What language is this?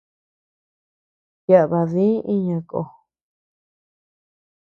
Tepeuxila Cuicatec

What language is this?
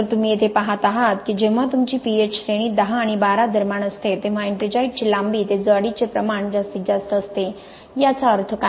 Marathi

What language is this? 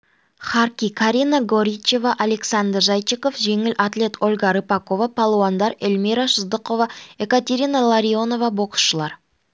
Kazakh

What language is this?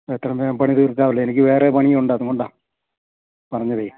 Malayalam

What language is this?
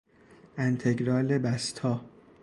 Persian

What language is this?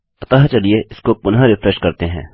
Hindi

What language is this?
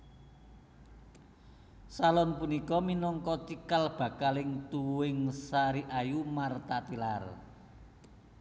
Javanese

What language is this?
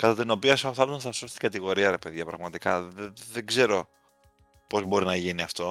Greek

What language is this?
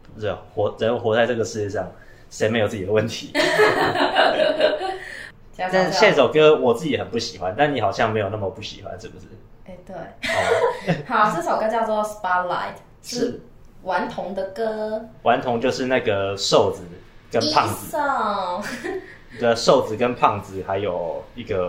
Chinese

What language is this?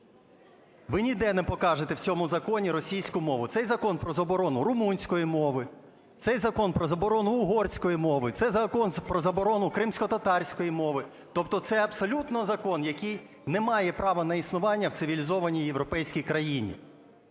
Ukrainian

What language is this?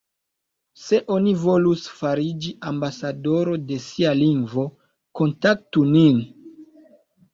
Esperanto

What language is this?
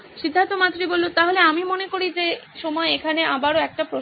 Bangla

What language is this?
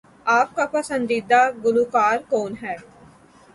Urdu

